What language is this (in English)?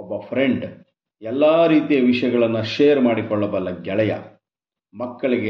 Kannada